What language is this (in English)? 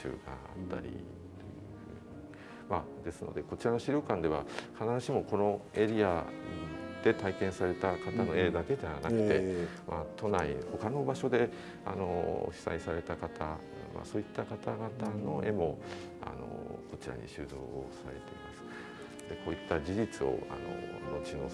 Japanese